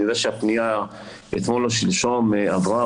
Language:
Hebrew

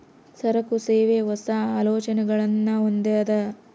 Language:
Kannada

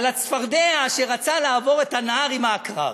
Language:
Hebrew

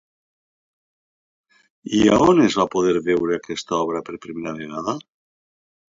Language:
Catalan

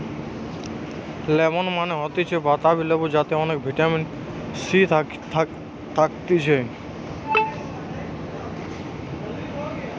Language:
Bangla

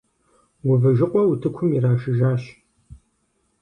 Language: Kabardian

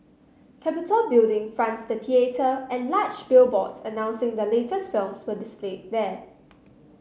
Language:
English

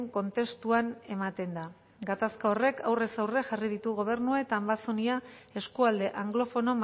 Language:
Basque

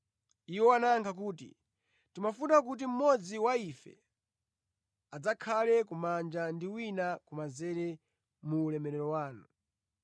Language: Nyanja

